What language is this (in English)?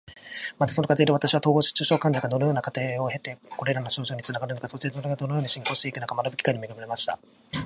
Japanese